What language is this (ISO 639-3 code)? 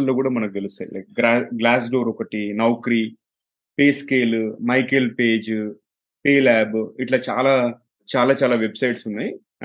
tel